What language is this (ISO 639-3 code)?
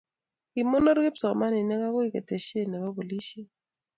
kln